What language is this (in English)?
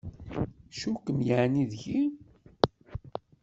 Kabyle